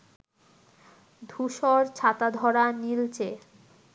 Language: Bangla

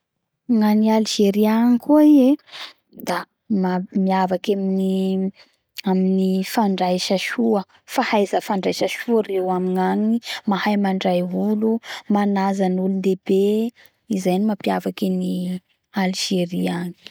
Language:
Bara Malagasy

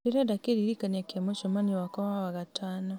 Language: Kikuyu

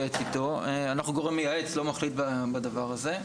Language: Hebrew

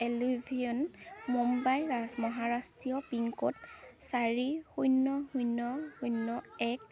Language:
Assamese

